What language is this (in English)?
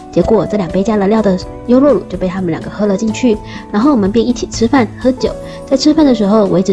Chinese